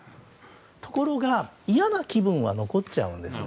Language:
Japanese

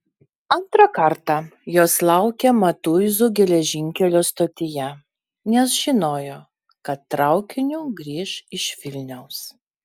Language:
Lithuanian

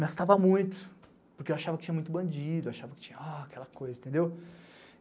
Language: Portuguese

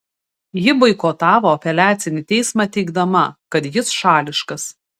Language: Lithuanian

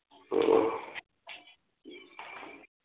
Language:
Manipuri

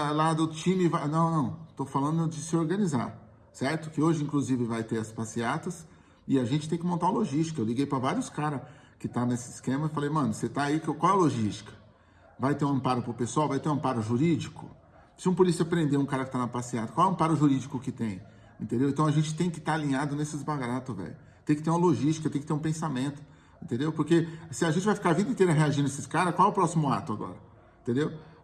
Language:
Portuguese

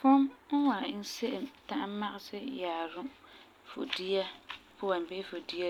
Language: Frafra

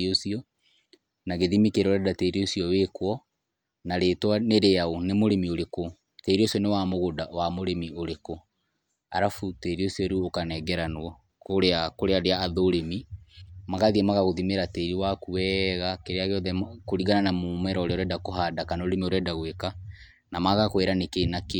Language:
Kikuyu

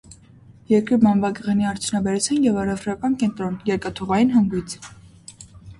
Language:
Armenian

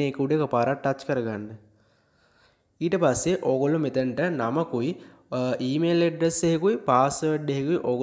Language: Hindi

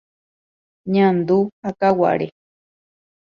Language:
Guarani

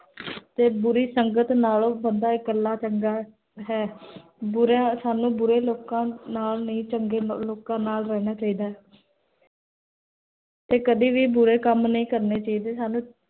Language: Punjabi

